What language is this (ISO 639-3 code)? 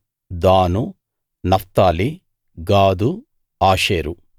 tel